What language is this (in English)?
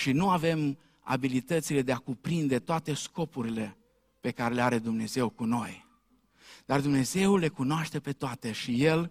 Romanian